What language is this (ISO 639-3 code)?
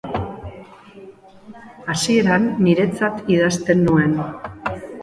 eus